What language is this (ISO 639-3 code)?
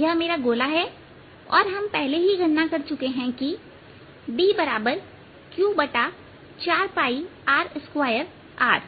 hin